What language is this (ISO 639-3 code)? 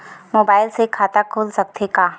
hne